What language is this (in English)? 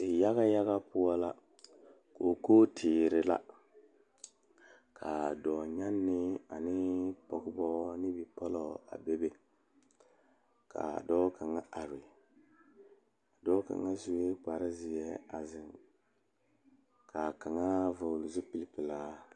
Southern Dagaare